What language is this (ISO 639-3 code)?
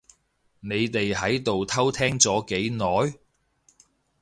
yue